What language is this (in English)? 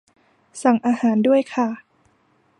Thai